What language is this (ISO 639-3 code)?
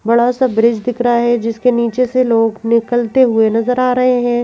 hin